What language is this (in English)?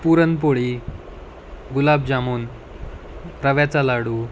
Marathi